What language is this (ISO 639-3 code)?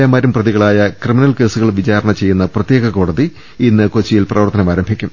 mal